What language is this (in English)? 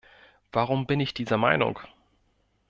German